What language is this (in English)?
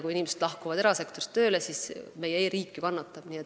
Estonian